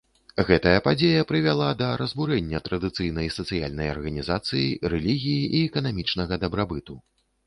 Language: Belarusian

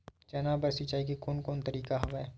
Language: Chhattisgarhi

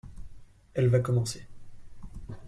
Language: French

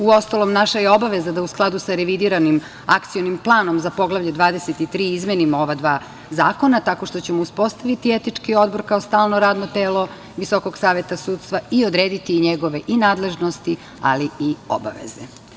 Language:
Serbian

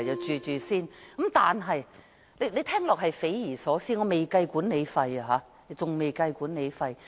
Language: Cantonese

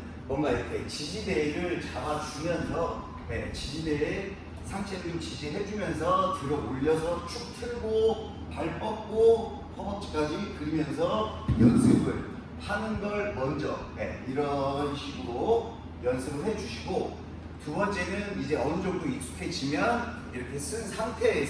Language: Korean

